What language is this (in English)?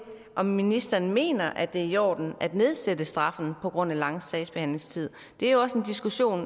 Danish